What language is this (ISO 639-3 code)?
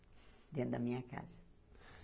por